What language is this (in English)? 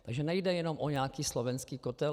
Czech